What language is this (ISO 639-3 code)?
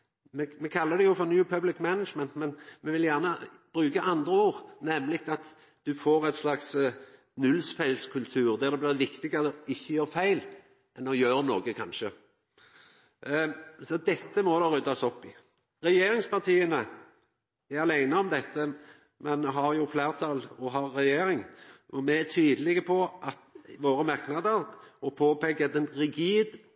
nno